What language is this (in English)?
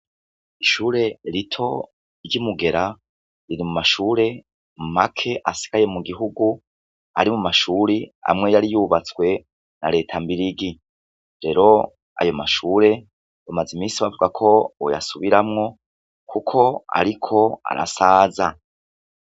Rundi